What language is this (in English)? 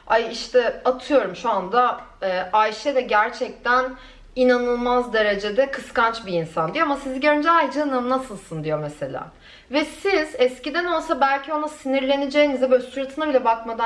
Turkish